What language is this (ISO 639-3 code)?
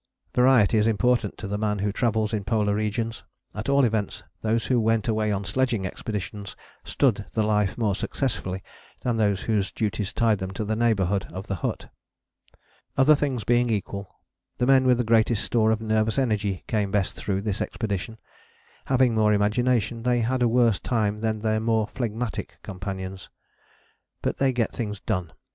eng